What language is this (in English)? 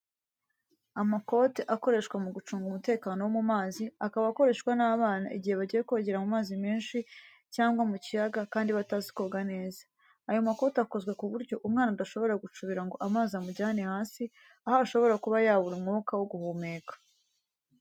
Kinyarwanda